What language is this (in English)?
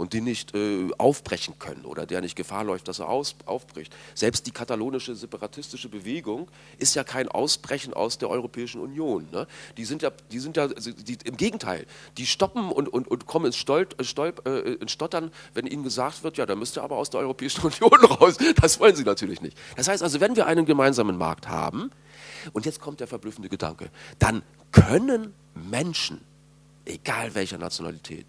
German